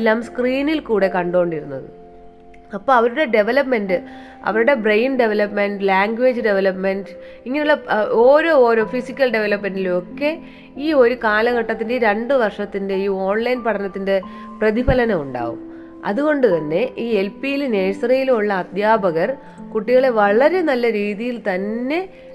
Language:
Malayalam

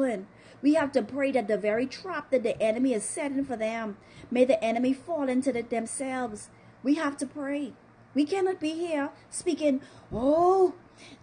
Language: English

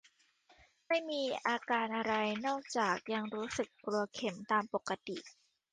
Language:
Thai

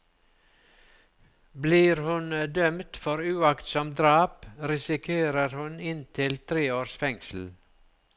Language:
Norwegian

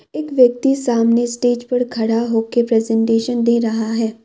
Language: Hindi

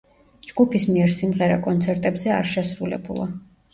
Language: Georgian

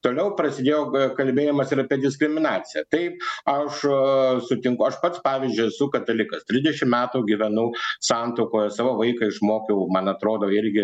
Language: Lithuanian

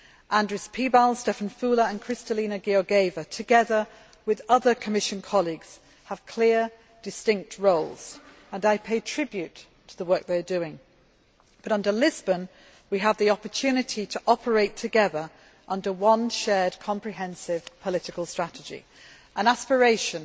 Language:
English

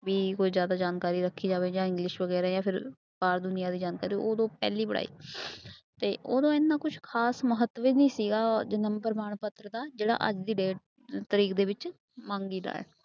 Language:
Punjabi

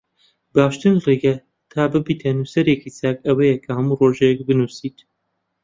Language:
Central Kurdish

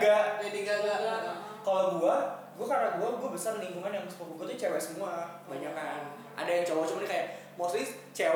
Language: Indonesian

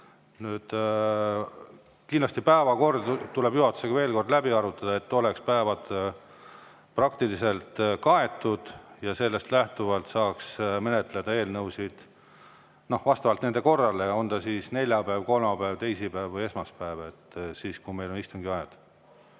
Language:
Estonian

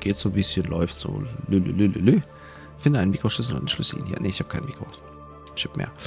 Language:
German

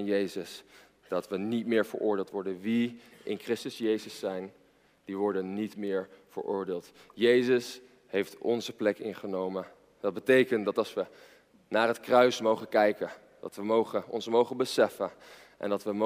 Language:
Dutch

